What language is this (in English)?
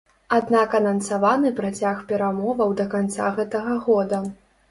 Belarusian